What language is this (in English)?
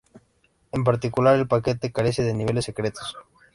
Spanish